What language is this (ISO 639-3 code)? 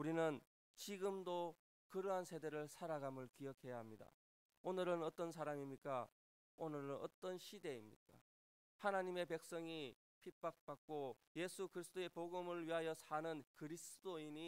kor